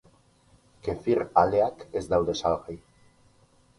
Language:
Basque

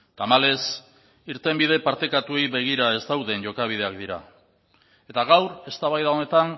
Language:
Basque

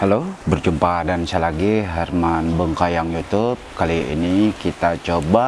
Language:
Indonesian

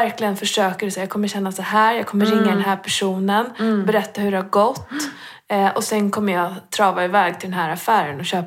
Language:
Swedish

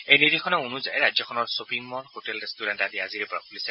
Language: Assamese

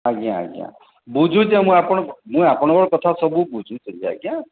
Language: Odia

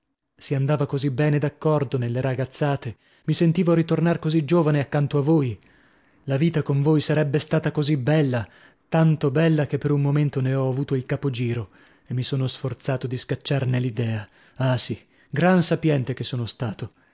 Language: Italian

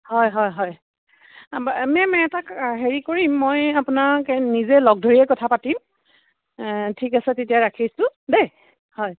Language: Assamese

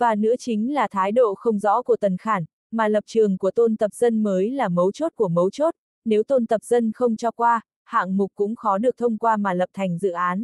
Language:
Vietnamese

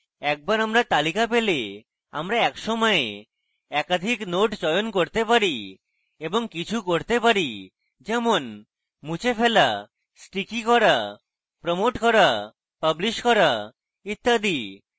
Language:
Bangla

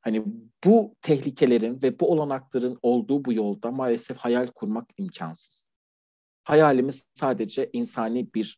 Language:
Turkish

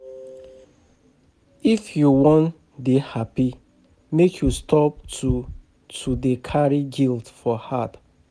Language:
Nigerian Pidgin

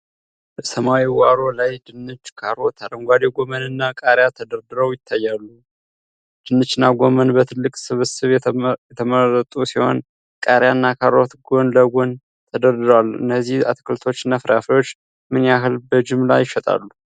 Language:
Amharic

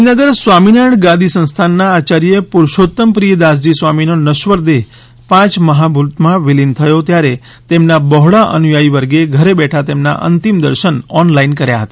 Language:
Gujarati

